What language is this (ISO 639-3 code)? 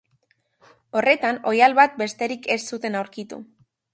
eus